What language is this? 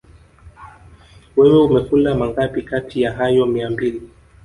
Swahili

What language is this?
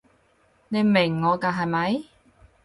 Cantonese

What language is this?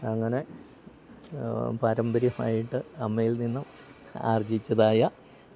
Malayalam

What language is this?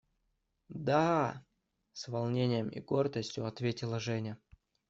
Russian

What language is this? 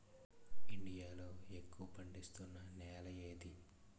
Telugu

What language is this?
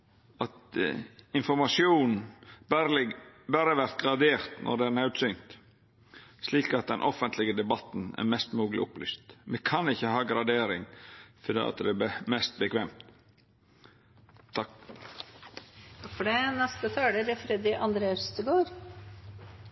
Norwegian Nynorsk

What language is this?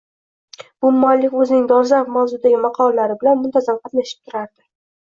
Uzbek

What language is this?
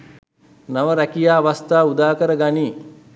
Sinhala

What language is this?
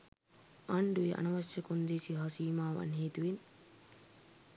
Sinhala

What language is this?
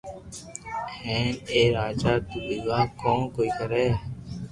Loarki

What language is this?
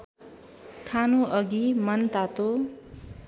Nepali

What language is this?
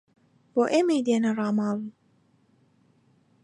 Central Kurdish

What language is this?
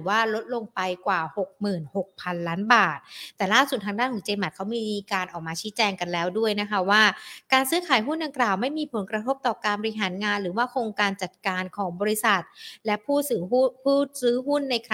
Thai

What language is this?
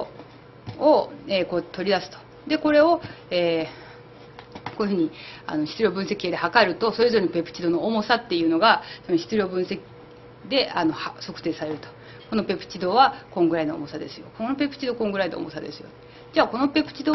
Japanese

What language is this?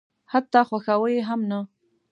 Pashto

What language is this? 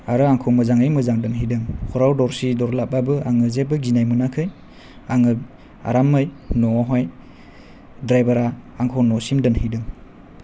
Bodo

